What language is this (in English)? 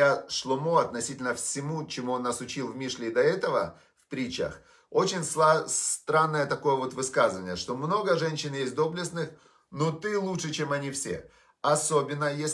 Russian